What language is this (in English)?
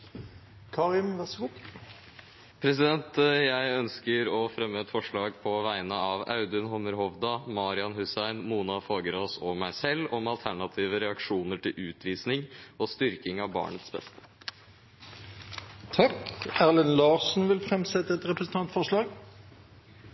Norwegian